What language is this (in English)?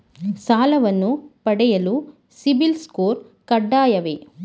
Kannada